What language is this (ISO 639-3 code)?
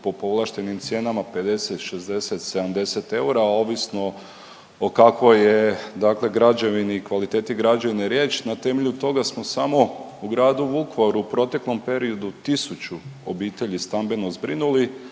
hrv